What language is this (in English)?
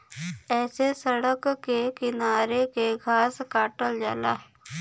Bhojpuri